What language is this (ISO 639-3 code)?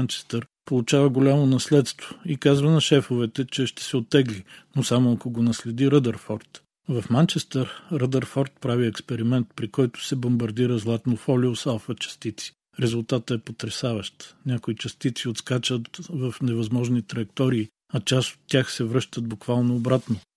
bul